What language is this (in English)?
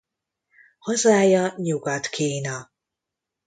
Hungarian